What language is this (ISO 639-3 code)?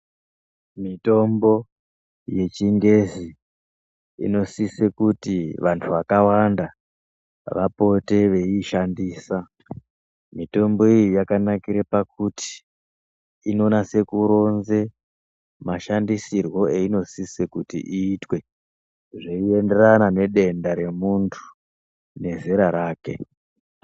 ndc